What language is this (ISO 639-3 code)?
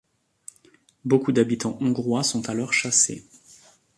fra